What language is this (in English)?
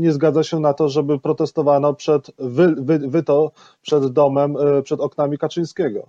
Polish